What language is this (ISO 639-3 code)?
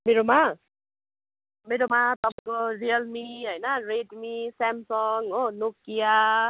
nep